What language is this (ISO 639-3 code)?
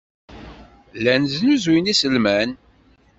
kab